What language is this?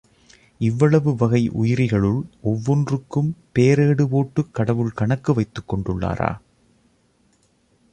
Tamil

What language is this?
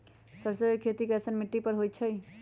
Magahi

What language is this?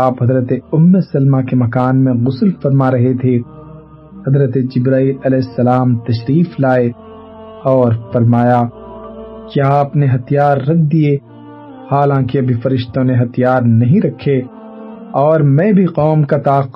Urdu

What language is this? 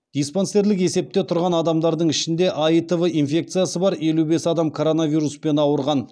Kazakh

